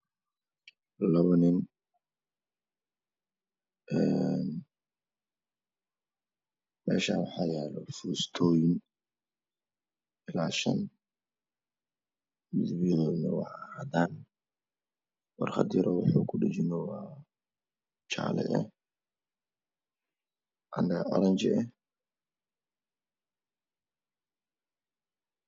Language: Somali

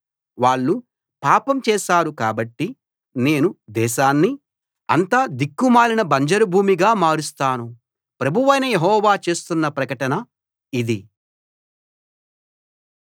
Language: Telugu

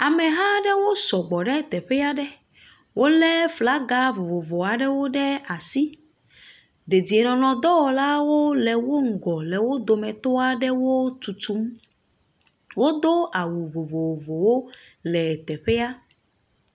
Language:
Ewe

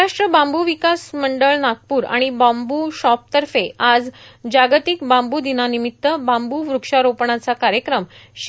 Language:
Marathi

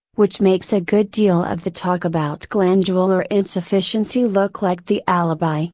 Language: English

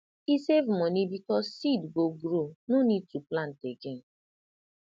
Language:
Nigerian Pidgin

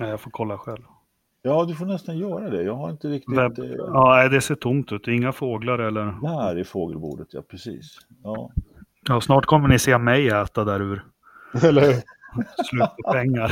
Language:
Swedish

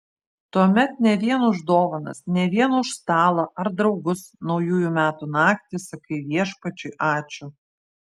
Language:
Lithuanian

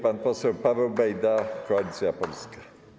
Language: Polish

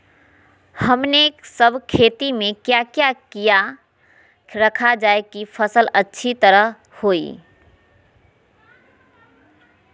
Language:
Magahi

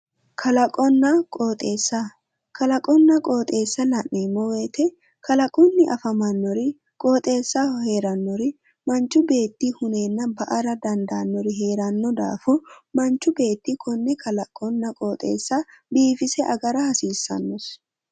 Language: Sidamo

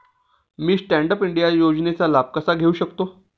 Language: Marathi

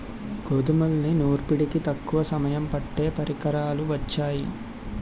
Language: Telugu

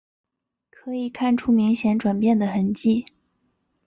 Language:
Chinese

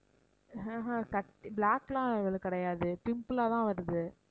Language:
Tamil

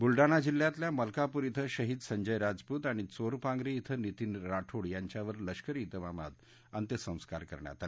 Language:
Marathi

